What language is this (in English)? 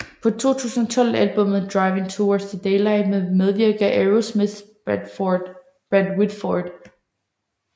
Danish